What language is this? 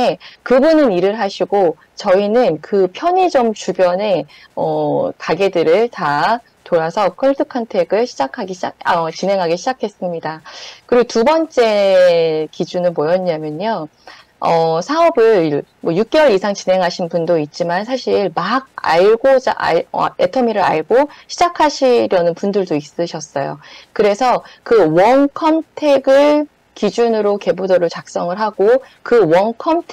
Korean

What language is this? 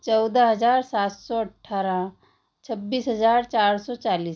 Hindi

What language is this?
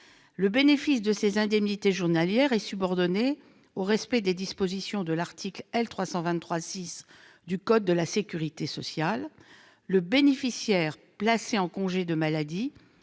French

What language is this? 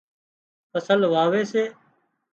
Wadiyara Koli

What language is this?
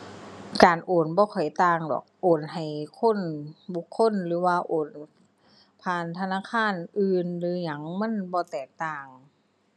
Thai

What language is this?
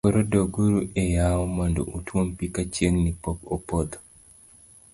Luo (Kenya and Tanzania)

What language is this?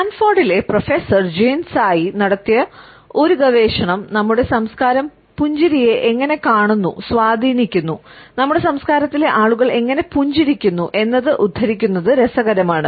Malayalam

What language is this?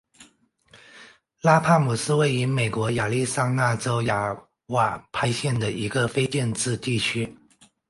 Chinese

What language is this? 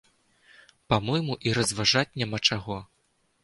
Belarusian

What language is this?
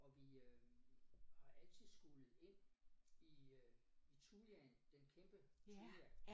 Danish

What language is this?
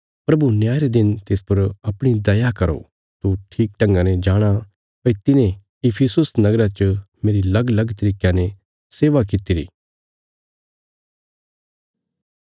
Bilaspuri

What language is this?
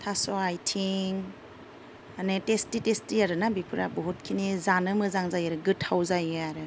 Bodo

